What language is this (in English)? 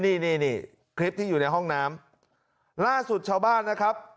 Thai